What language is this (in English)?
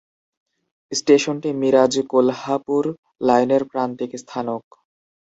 Bangla